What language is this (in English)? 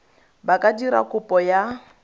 Tswana